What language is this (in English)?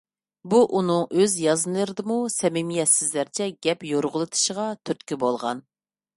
Uyghur